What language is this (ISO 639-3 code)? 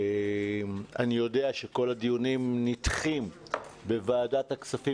heb